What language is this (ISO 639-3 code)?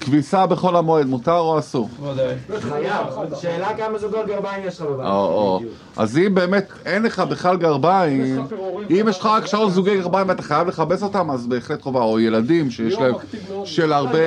heb